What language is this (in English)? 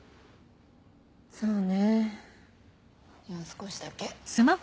Japanese